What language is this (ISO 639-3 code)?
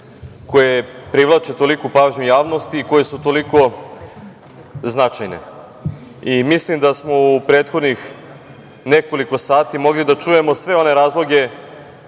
srp